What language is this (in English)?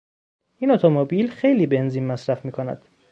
Persian